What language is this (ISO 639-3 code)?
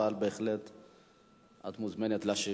heb